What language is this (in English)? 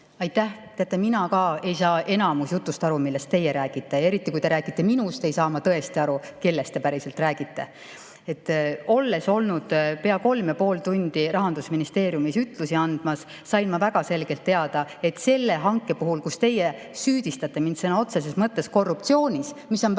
Estonian